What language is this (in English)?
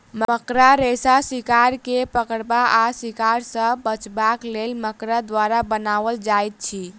Maithili